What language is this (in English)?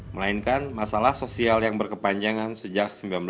Indonesian